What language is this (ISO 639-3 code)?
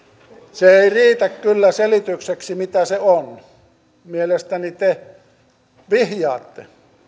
fin